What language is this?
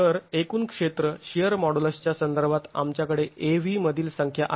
Marathi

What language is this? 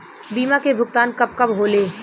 Bhojpuri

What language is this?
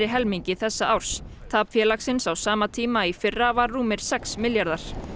Icelandic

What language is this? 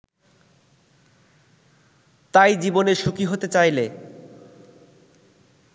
Bangla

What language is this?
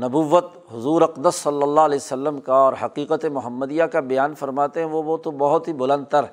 Urdu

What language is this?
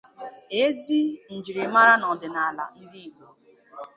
Igbo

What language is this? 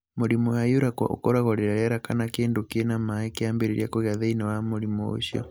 Kikuyu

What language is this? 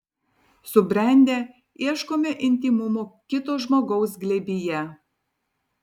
Lithuanian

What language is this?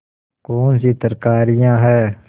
Hindi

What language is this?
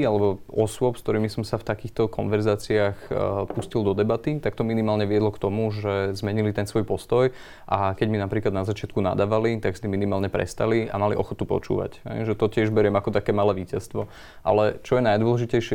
Slovak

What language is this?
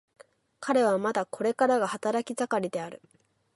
Japanese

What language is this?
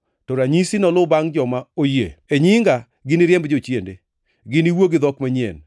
Luo (Kenya and Tanzania)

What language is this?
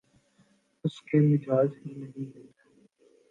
Urdu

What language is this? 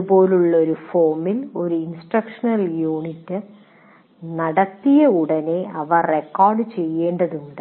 Malayalam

